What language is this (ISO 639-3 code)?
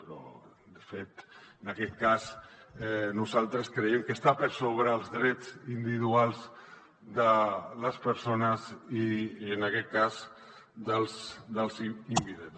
cat